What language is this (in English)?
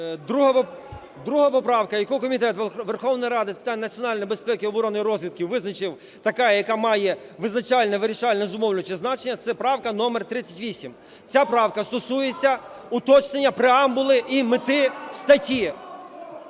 Ukrainian